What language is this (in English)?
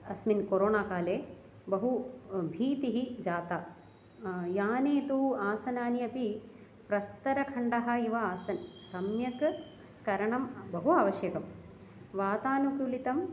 Sanskrit